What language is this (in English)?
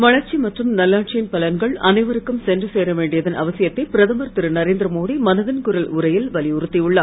Tamil